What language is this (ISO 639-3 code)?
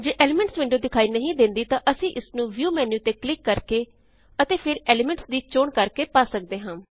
pan